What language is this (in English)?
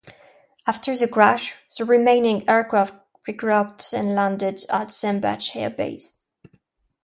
English